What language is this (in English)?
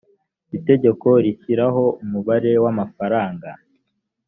Kinyarwanda